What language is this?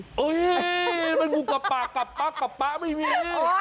Thai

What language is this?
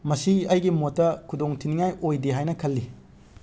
Manipuri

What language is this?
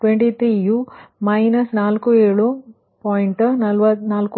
Kannada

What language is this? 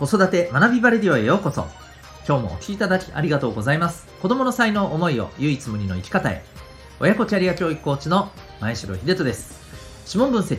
Japanese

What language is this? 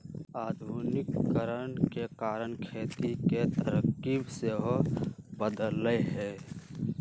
Magahi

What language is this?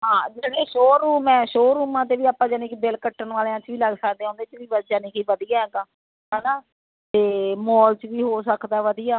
Punjabi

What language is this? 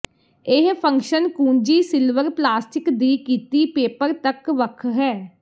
Punjabi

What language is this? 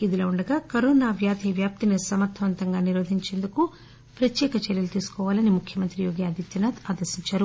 Telugu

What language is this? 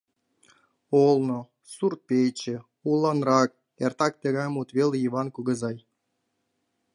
Mari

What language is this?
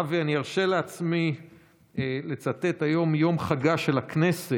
Hebrew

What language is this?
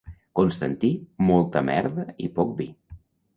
Catalan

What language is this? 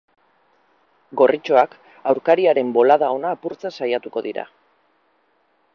Basque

